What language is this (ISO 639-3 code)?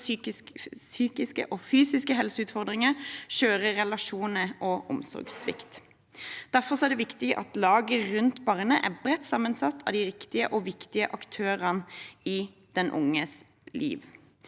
nor